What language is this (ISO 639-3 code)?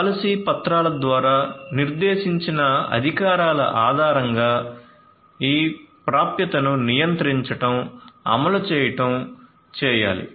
tel